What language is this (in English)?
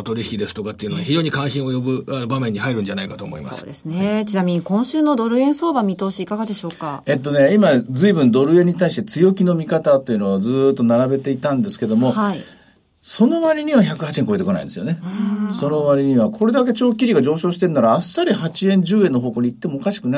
Japanese